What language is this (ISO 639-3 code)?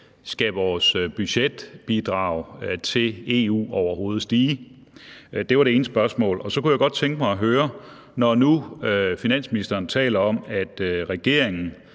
dan